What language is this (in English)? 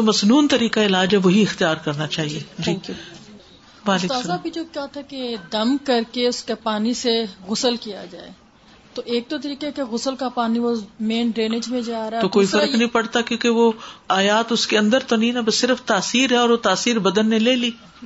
Urdu